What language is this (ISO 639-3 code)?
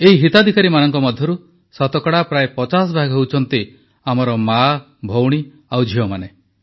ori